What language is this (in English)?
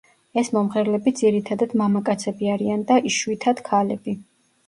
Georgian